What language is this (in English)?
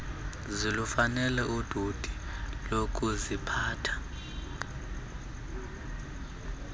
Xhosa